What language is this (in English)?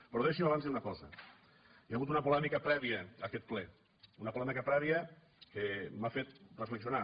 Catalan